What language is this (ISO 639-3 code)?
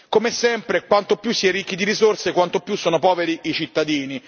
ita